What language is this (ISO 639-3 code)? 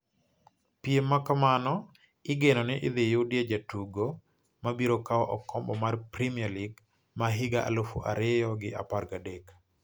luo